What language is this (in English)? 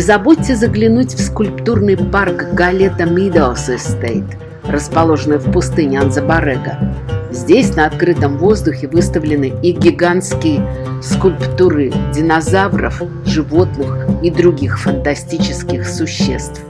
Russian